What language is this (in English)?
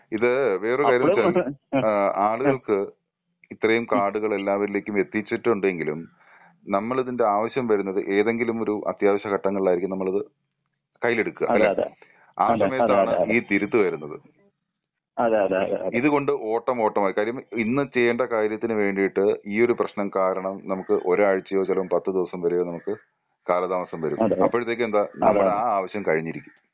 Malayalam